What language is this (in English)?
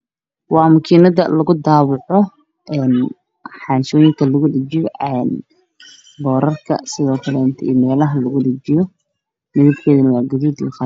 Somali